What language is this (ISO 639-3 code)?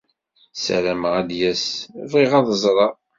kab